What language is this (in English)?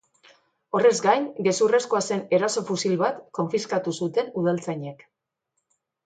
Basque